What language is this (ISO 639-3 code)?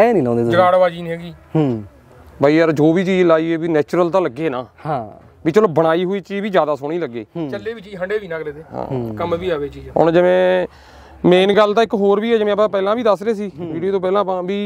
pan